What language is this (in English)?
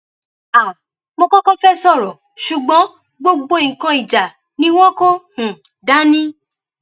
Yoruba